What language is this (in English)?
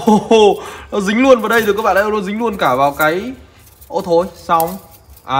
Vietnamese